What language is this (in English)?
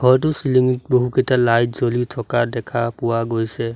Assamese